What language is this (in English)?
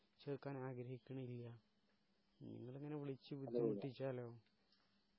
Malayalam